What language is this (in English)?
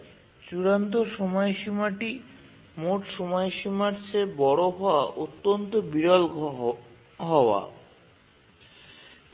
Bangla